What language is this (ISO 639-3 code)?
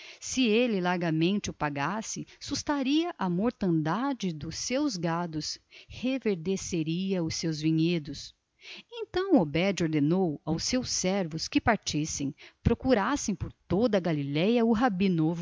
por